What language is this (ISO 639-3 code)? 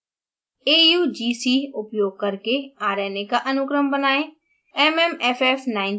hin